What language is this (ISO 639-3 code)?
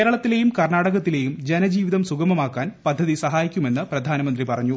mal